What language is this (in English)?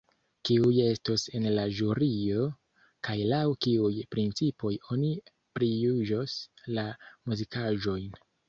Esperanto